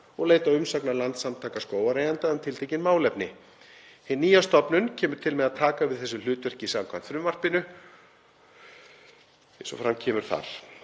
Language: Icelandic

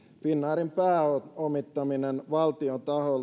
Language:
Finnish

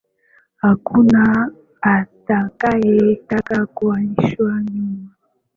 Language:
Swahili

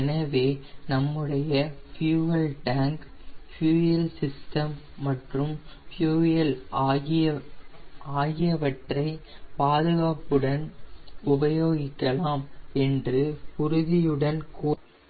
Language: Tamil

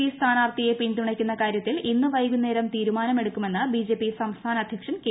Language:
Malayalam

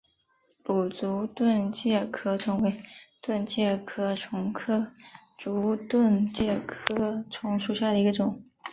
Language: Chinese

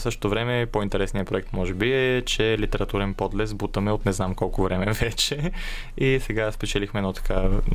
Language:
Bulgarian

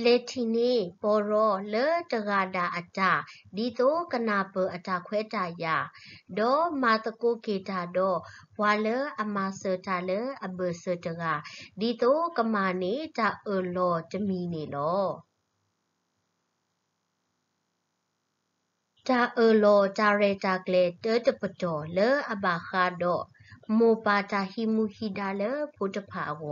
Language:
Thai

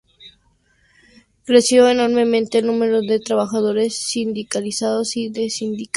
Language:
Spanish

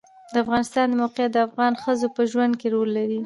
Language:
Pashto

